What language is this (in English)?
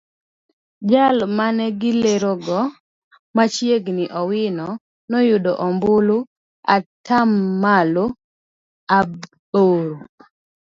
Luo (Kenya and Tanzania)